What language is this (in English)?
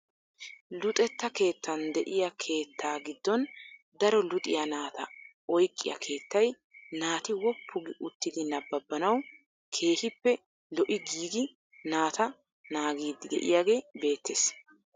Wolaytta